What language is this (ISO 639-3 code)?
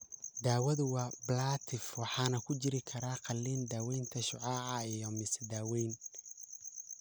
som